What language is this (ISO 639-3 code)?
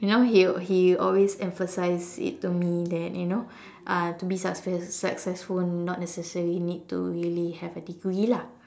eng